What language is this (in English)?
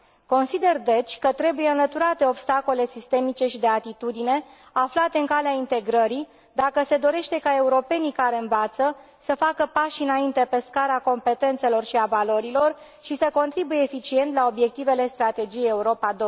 Romanian